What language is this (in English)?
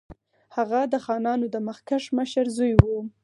Pashto